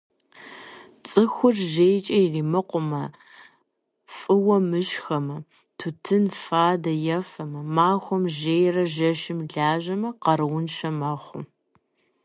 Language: Kabardian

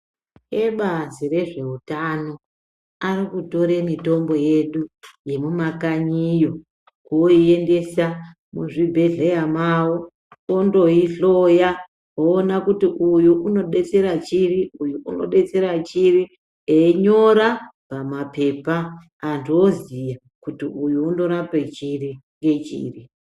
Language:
Ndau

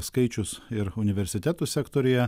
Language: Lithuanian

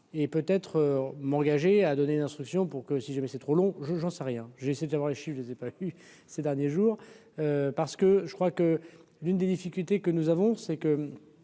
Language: French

